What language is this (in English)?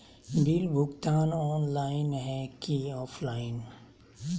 Magahi